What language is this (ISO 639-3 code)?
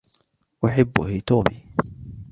ara